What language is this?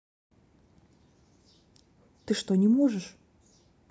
Russian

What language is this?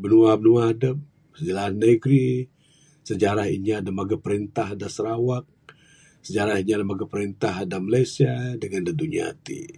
Bukar-Sadung Bidayuh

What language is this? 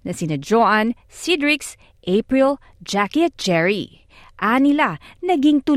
Filipino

